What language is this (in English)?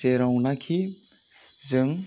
Bodo